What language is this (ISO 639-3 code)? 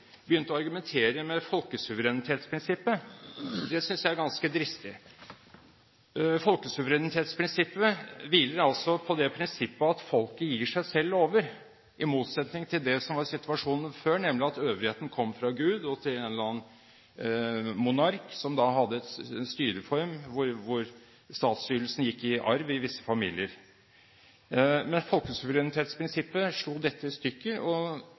nob